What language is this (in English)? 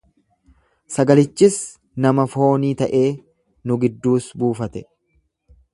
Oromo